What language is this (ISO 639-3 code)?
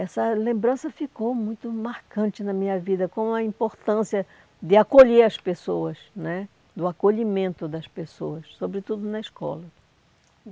por